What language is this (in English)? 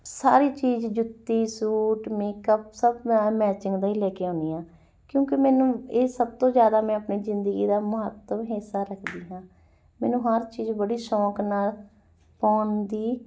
Punjabi